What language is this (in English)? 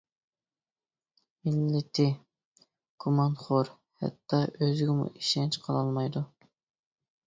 Uyghur